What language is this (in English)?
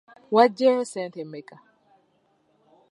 Ganda